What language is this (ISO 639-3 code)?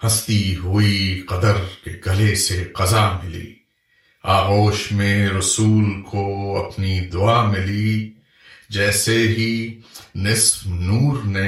urd